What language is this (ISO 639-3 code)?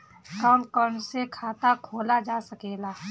bho